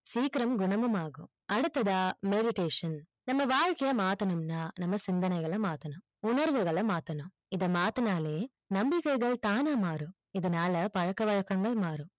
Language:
Tamil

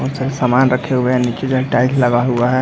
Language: Hindi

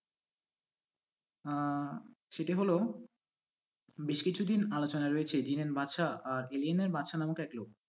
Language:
Bangla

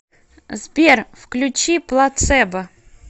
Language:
Russian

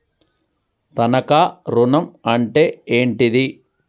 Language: Telugu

